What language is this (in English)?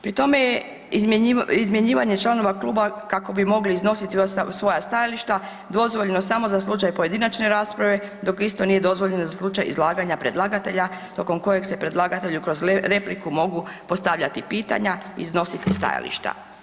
Croatian